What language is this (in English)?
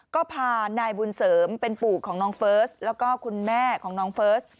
Thai